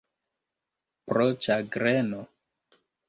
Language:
Esperanto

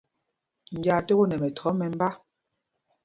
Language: Mpumpong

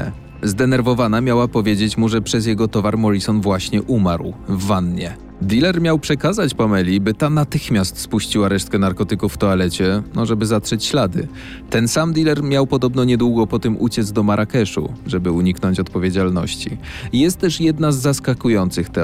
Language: Polish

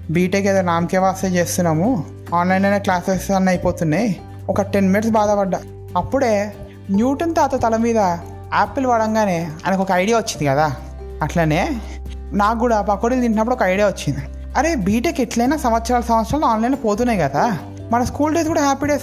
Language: Telugu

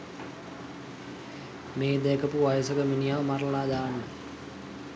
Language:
Sinhala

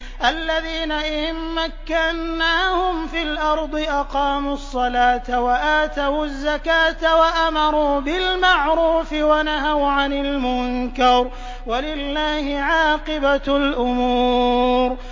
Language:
Arabic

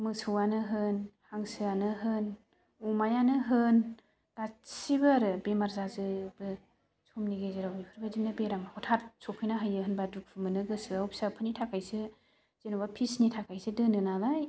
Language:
Bodo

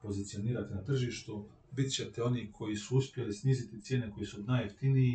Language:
Croatian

